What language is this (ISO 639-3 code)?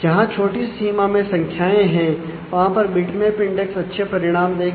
hin